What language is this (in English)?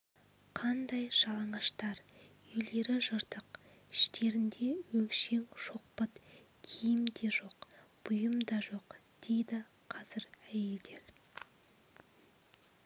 Kazakh